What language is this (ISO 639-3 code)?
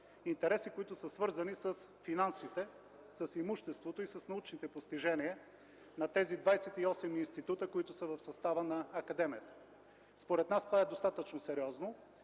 bul